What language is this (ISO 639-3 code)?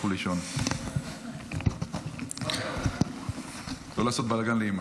heb